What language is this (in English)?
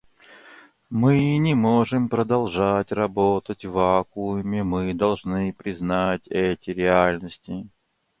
Russian